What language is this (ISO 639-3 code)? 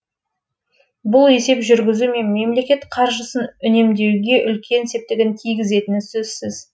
kaz